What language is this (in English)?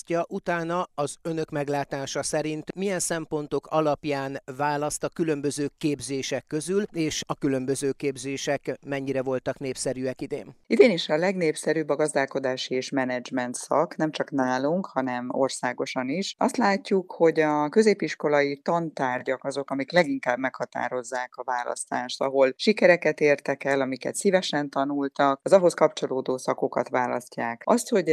Hungarian